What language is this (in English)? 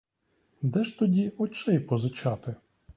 Ukrainian